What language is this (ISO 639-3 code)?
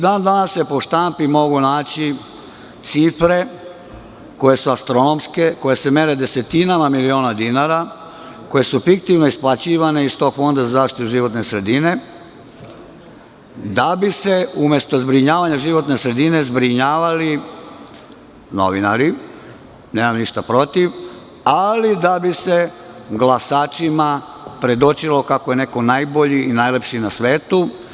srp